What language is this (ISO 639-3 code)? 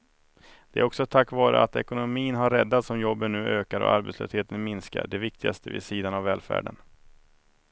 swe